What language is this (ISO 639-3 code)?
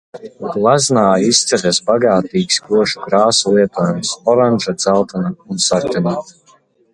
lav